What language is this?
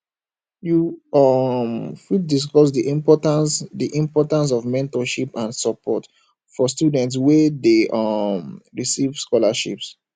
Nigerian Pidgin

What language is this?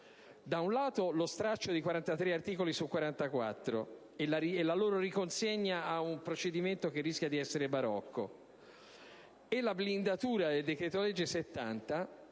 Italian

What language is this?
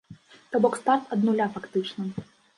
Belarusian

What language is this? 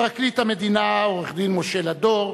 Hebrew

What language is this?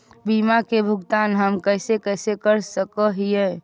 Magahi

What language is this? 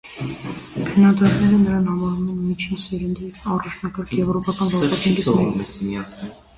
Armenian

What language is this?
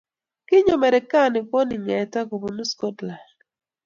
Kalenjin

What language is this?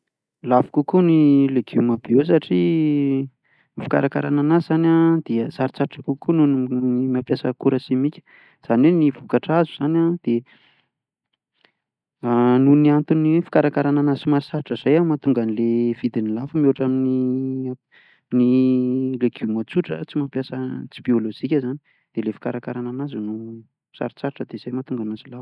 Malagasy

